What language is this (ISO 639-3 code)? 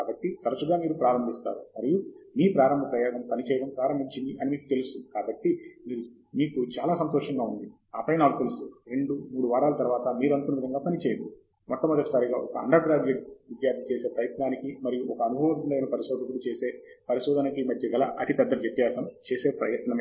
tel